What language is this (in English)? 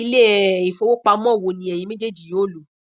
Yoruba